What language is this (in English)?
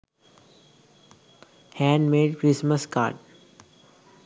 Sinhala